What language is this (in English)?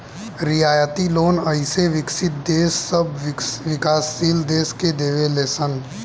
Bhojpuri